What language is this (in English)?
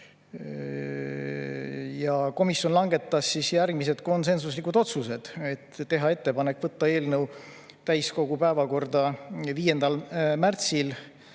Estonian